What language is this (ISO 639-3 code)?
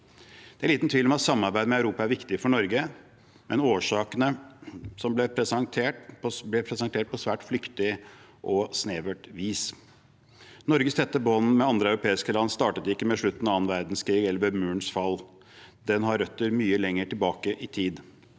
nor